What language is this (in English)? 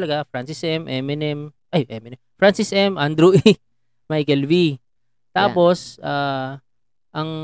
Filipino